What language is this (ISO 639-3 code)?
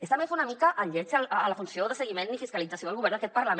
cat